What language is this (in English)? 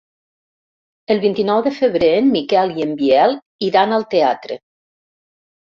Catalan